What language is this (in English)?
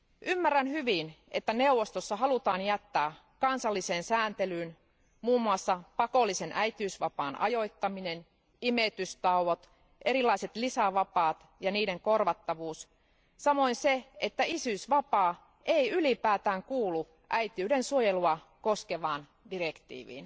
Finnish